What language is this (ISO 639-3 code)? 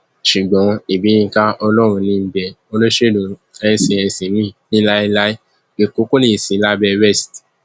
yor